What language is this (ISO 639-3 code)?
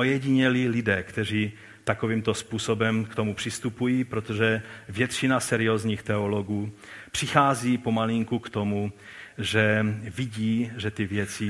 ces